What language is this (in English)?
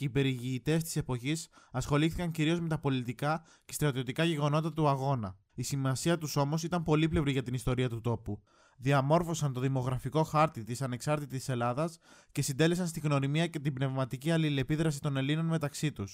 Greek